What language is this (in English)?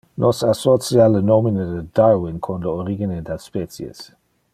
Interlingua